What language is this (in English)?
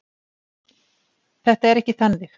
Icelandic